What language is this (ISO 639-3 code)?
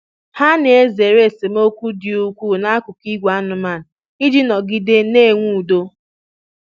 ibo